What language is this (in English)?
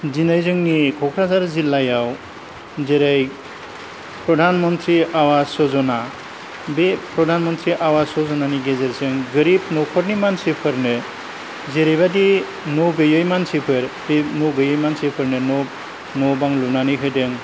Bodo